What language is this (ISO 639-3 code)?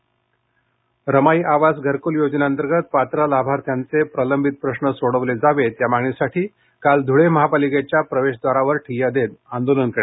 mar